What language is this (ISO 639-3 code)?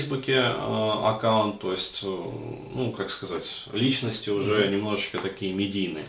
rus